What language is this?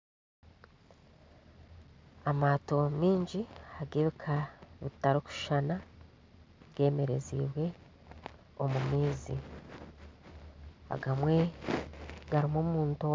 Nyankole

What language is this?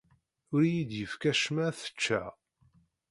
Kabyle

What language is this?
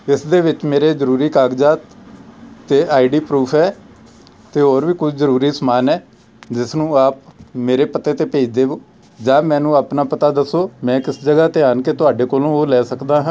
Punjabi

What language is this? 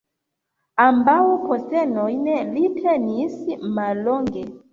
Esperanto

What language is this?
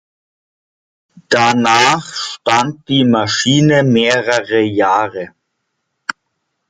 German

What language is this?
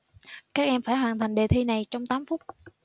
Vietnamese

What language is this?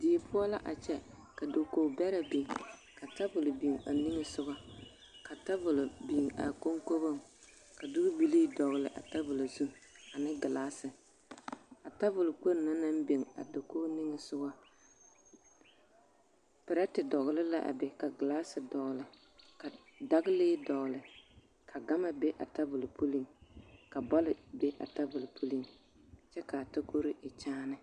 Southern Dagaare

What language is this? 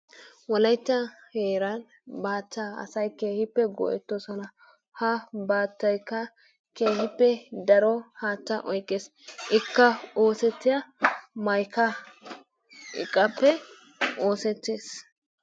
Wolaytta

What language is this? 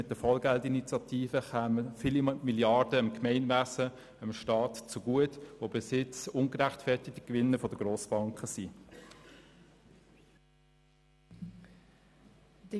Swiss German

